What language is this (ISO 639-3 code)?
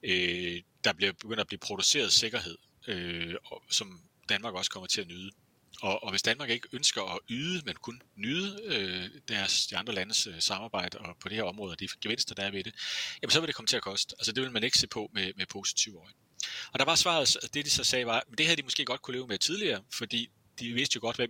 dan